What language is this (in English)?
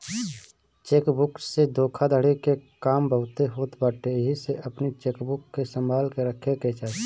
Bhojpuri